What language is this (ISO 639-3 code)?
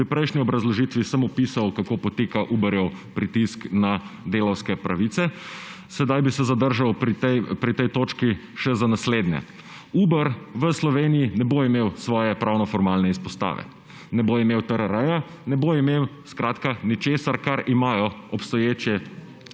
slv